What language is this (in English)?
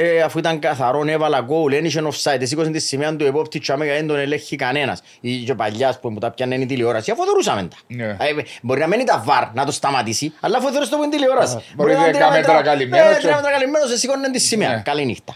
Greek